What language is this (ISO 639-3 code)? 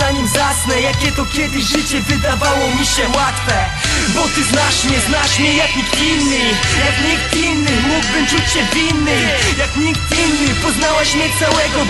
pol